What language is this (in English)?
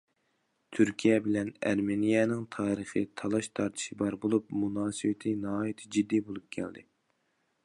Uyghur